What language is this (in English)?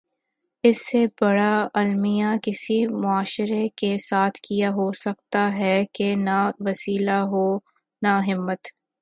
Urdu